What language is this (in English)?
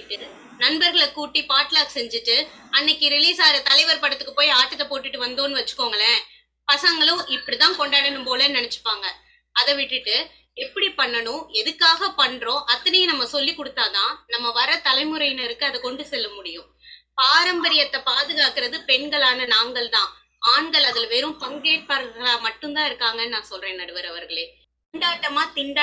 Tamil